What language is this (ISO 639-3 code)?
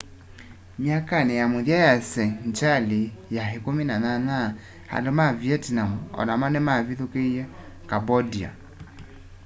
kam